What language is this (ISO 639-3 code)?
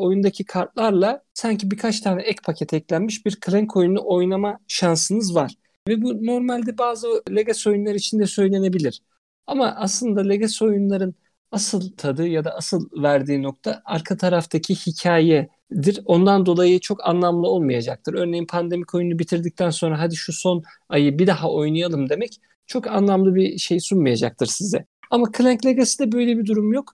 tur